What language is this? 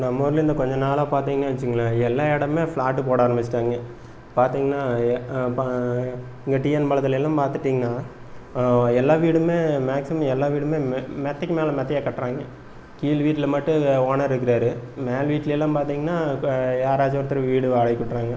Tamil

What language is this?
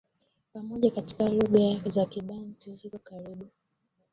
Swahili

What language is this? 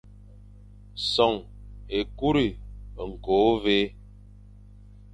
Fang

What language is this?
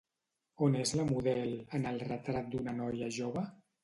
Catalan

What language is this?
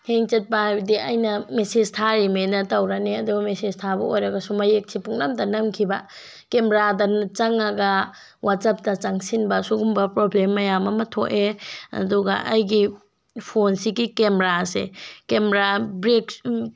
Manipuri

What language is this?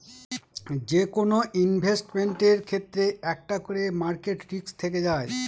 Bangla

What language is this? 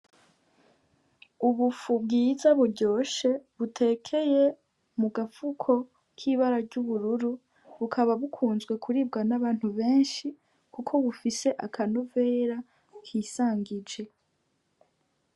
Rundi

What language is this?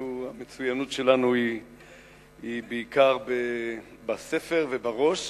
Hebrew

